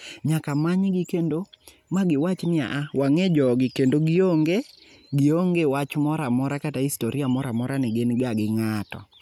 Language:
Luo (Kenya and Tanzania)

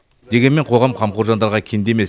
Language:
Kazakh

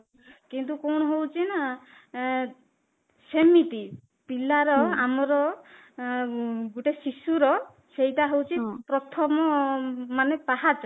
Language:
Odia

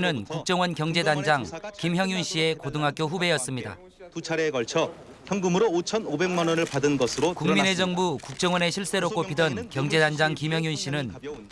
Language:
Korean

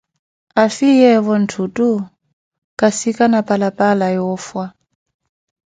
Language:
Koti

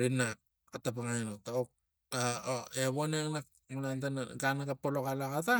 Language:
Tigak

